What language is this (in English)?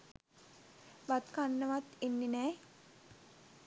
Sinhala